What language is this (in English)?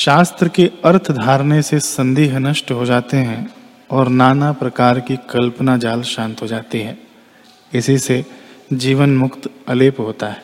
Hindi